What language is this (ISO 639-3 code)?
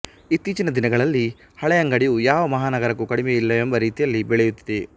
kan